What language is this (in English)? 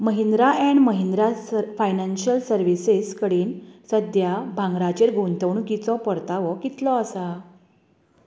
Konkani